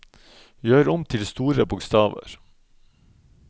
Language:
Norwegian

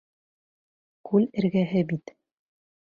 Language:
Bashkir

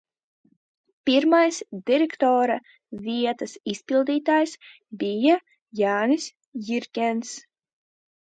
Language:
Latvian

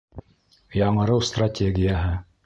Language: Bashkir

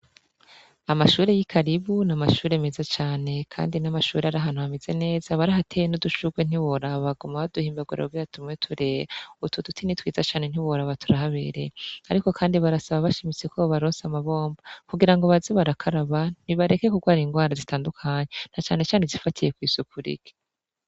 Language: Rundi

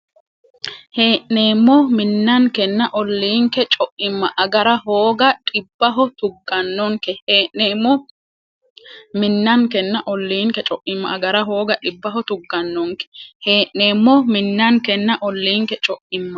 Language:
Sidamo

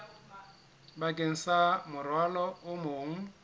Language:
Southern Sotho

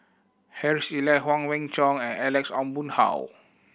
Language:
English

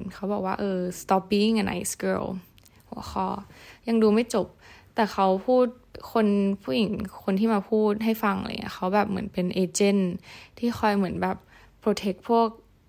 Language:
Thai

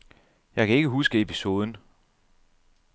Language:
Danish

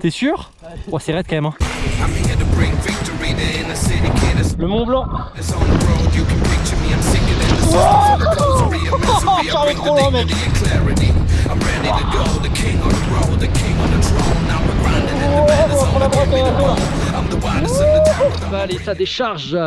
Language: French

